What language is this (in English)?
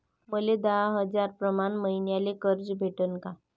Marathi